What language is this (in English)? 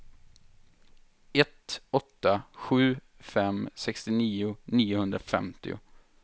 Swedish